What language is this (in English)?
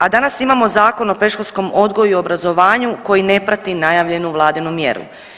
Croatian